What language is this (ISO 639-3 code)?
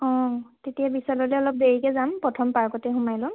asm